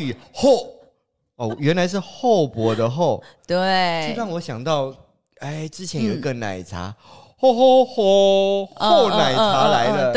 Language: Chinese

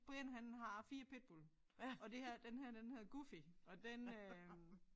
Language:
Danish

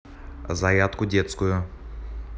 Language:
Russian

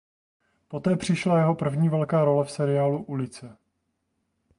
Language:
Czech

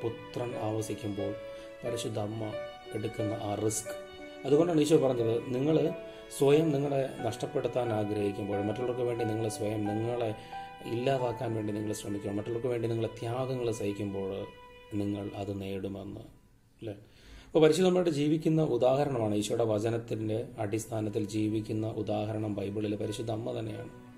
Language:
Malayalam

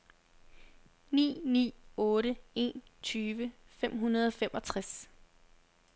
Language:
Danish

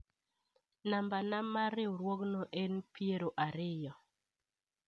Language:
Luo (Kenya and Tanzania)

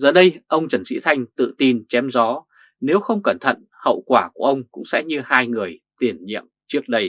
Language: Vietnamese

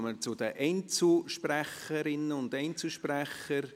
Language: Swiss German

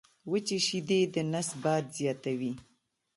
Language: Pashto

